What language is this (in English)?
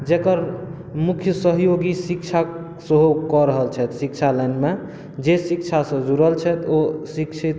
Maithili